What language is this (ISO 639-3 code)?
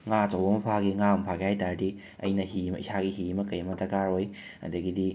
mni